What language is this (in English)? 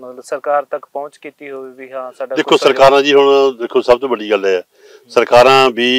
Punjabi